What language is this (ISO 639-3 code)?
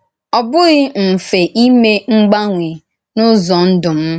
ibo